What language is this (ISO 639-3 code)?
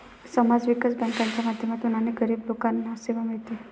mar